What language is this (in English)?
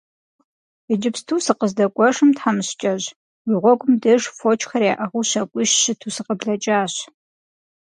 Kabardian